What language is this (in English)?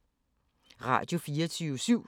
Danish